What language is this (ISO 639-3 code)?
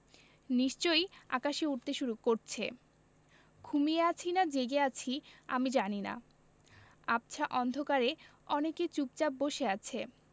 ben